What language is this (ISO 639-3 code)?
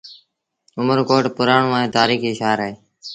sbn